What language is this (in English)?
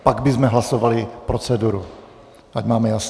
Czech